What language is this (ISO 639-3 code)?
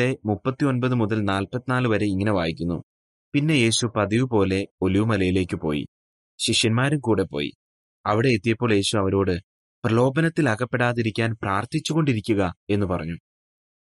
mal